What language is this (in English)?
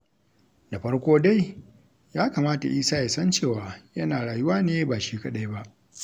Hausa